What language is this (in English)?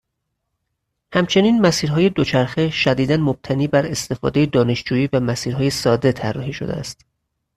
Persian